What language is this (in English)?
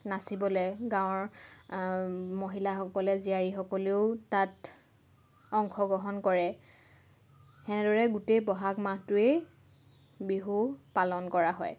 Assamese